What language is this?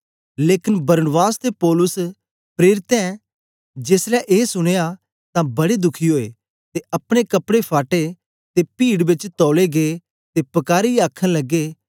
Dogri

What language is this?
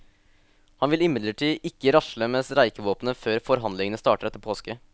Norwegian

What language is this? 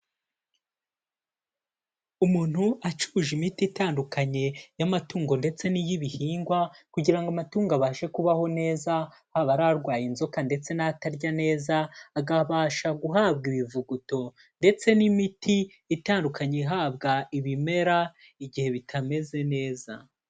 Kinyarwanda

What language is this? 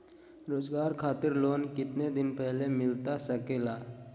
Magahi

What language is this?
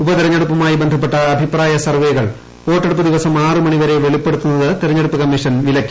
Malayalam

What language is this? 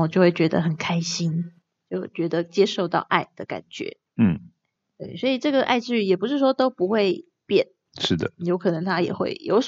Chinese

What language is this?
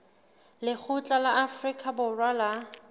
Southern Sotho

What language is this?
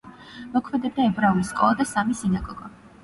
Georgian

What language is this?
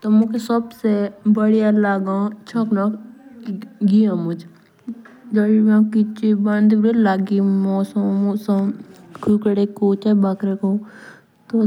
Jaunsari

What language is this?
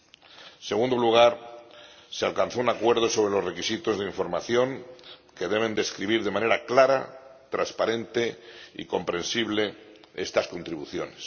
Spanish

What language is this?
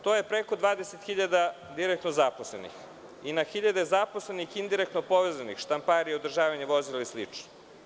Serbian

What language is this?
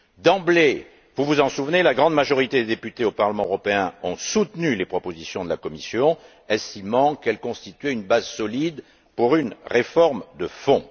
French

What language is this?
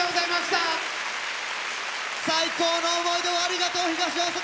Japanese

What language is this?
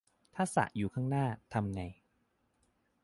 Thai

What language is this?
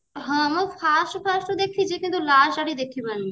Odia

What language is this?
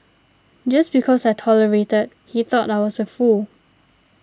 English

